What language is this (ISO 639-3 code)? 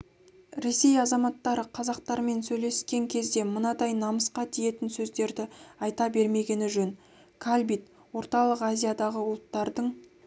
kaz